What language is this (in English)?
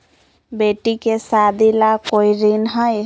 Magahi